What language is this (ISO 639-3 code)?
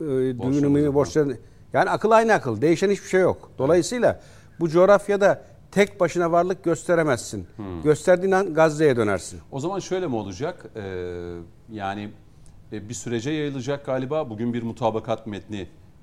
tur